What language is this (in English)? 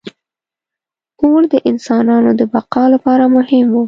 Pashto